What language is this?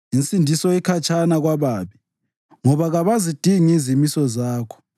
North Ndebele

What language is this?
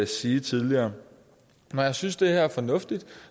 Danish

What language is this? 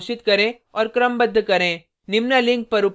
Hindi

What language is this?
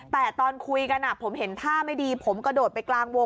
Thai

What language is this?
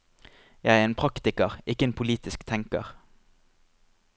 Norwegian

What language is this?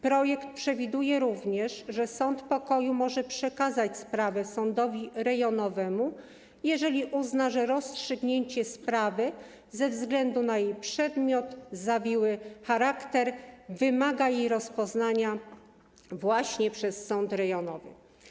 Polish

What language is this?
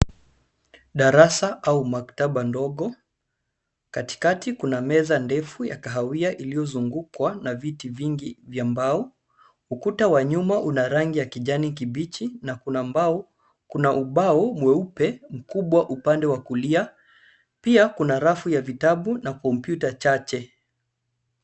Swahili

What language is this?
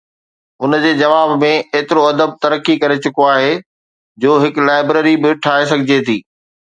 Sindhi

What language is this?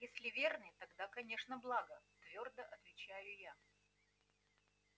Russian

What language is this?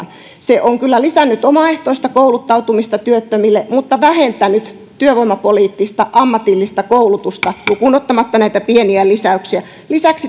Finnish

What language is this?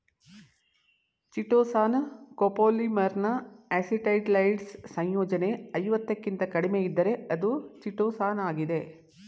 Kannada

